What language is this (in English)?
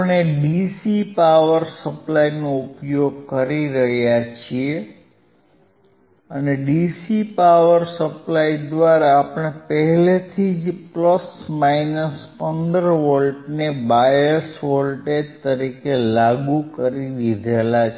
Gujarati